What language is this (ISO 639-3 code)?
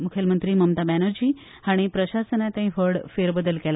kok